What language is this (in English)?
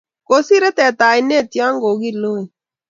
Kalenjin